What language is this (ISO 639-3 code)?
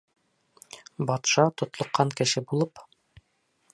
bak